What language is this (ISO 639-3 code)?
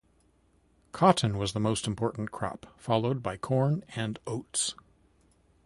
eng